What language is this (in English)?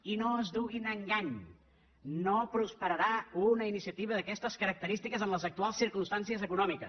Catalan